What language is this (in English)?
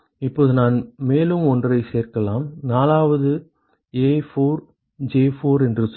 Tamil